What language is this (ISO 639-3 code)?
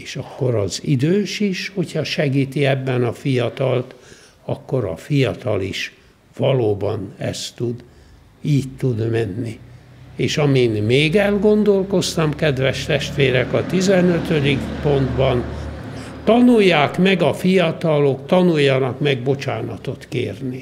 hun